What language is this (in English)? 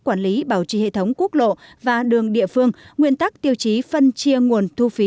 Vietnamese